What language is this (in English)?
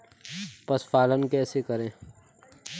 Hindi